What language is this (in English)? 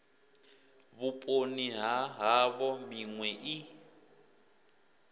Venda